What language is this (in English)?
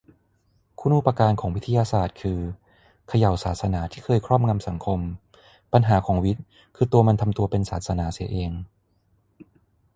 Thai